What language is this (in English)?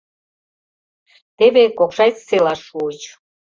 Mari